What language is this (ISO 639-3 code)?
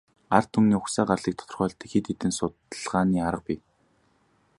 mon